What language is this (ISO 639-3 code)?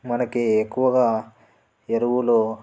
tel